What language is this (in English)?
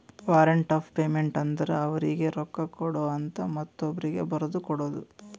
Kannada